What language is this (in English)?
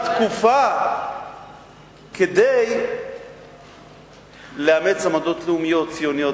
Hebrew